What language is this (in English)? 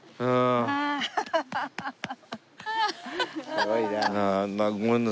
Japanese